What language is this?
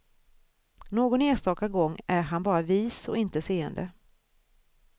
Swedish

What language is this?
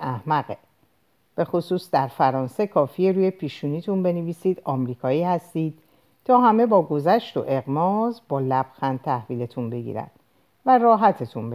Persian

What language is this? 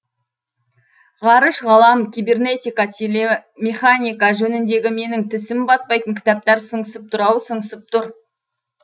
Kazakh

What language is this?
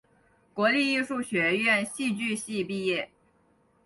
Chinese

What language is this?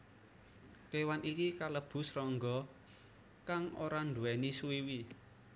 Javanese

